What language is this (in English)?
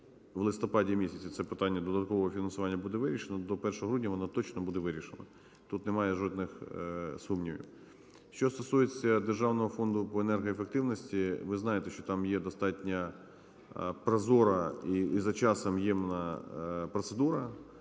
Ukrainian